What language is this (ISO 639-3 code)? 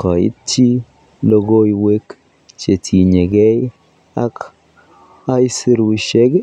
kln